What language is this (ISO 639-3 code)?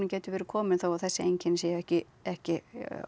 isl